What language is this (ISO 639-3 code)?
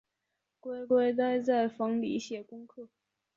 zho